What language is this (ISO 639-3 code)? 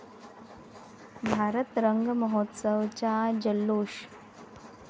mar